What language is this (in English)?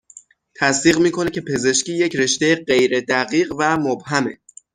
Persian